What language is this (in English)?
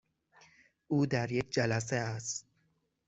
Persian